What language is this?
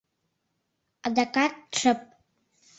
Mari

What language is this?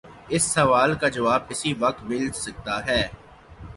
Urdu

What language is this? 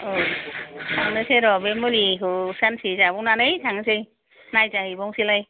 Bodo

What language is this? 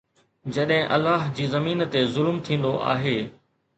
Sindhi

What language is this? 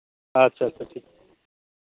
Santali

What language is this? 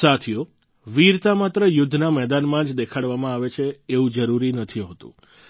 Gujarati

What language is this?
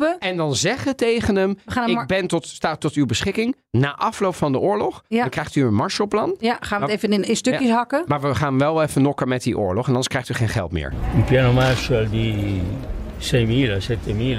Dutch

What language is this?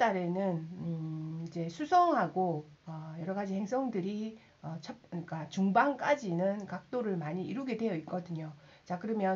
Korean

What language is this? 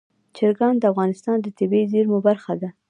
Pashto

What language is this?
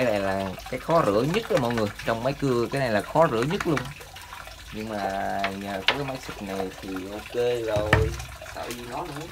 Vietnamese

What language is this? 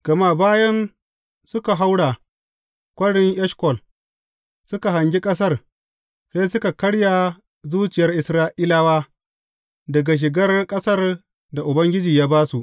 Hausa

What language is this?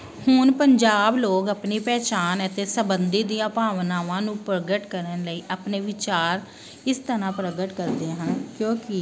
Punjabi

